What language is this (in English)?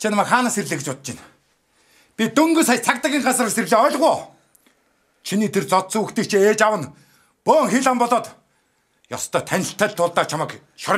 Korean